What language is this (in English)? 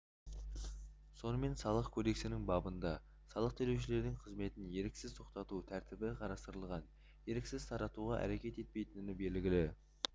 Kazakh